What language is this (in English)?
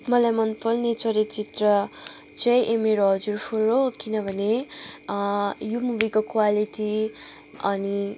Nepali